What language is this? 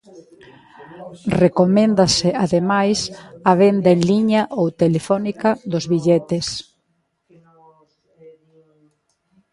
Galician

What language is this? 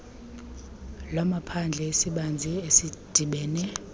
Xhosa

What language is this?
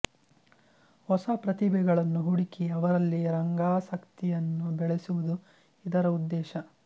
Kannada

